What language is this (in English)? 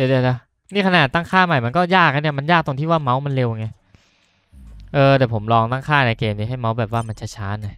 Thai